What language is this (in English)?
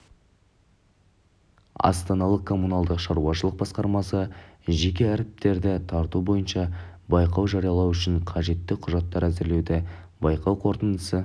Kazakh